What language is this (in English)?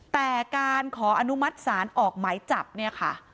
Thai